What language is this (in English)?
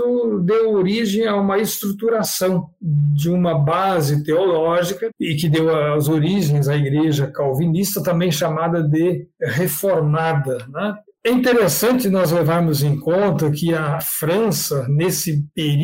Portuguese